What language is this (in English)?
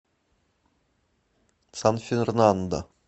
Russian